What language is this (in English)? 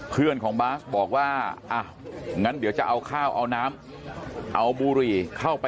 Thai